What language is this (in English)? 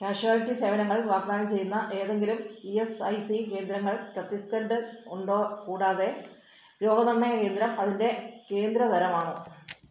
Malayalam